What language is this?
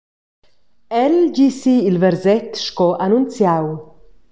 Romansh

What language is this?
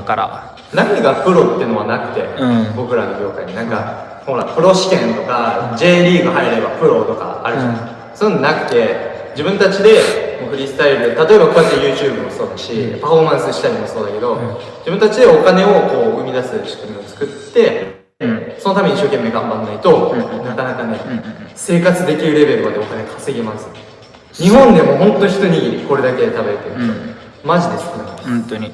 Japanese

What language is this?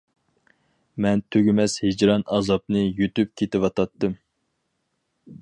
Uyghur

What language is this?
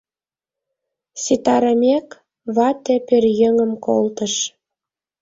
Mari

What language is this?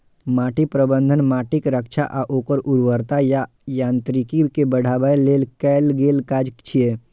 Maithili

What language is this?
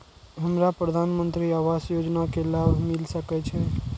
Maithili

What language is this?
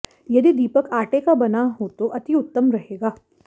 Hindi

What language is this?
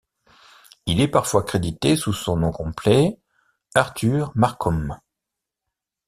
French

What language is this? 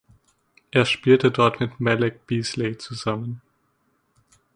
German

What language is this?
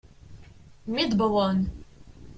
Kabyle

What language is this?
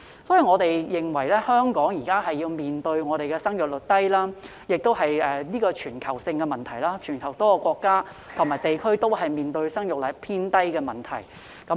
Cantonese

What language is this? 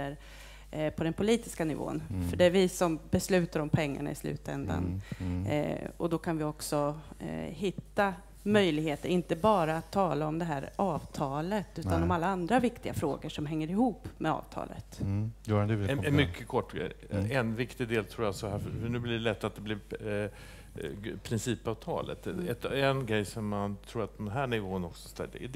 Swedish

